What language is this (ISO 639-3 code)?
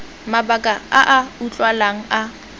tsn